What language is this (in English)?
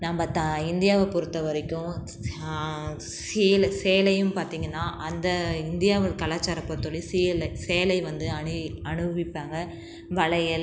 Tamil